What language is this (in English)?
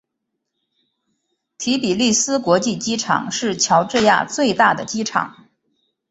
Chinese